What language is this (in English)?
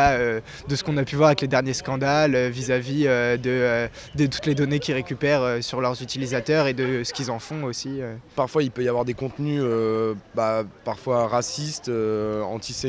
French